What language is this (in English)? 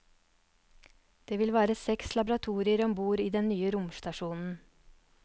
Norwegian